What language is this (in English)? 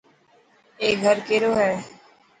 Dhatki